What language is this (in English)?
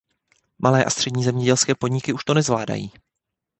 Czech